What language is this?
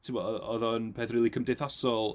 Welsh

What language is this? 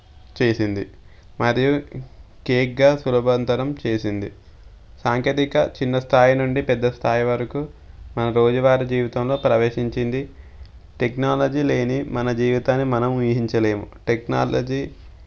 Telugu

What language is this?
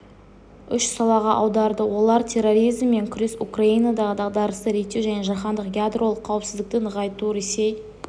Kazakh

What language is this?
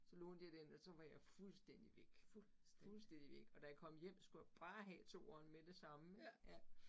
Danish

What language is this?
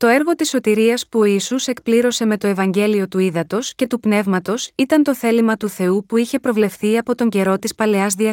Greek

